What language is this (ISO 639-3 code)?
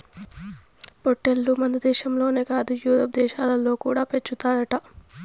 tel